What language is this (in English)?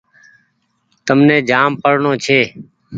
Goaria